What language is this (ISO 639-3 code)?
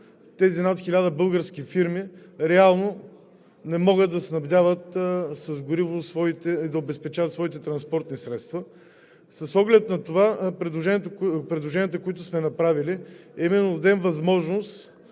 bul